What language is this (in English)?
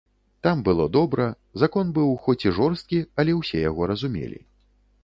Belarusian